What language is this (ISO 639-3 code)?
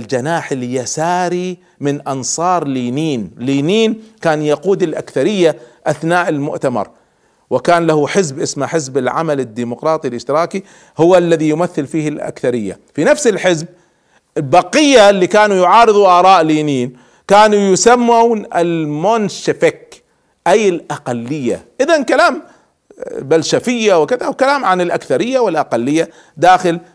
ara